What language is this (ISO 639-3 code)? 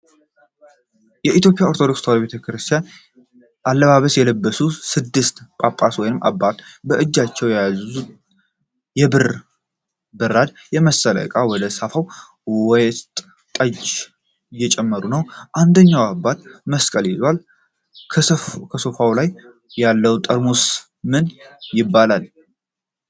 amh